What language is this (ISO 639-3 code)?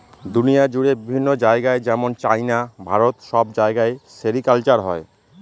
ben